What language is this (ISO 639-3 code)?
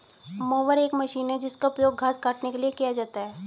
hin